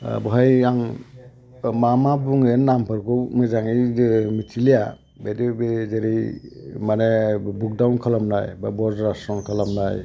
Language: Bodo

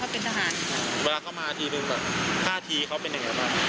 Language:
Thai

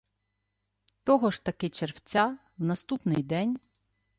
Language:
Ukrainian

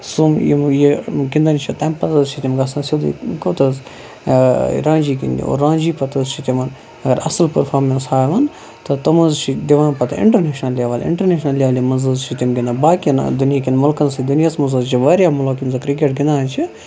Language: Kashmiri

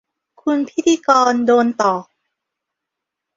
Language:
Thai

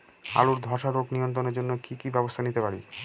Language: Bangla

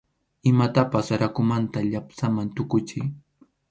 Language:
Arequipa-La Unión Quechua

